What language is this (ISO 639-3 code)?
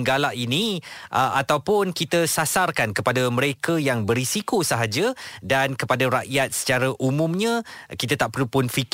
msa